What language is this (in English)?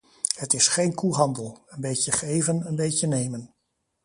Dutch